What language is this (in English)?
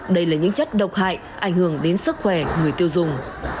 Vietnamese